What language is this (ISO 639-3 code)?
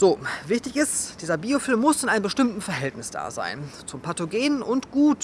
deu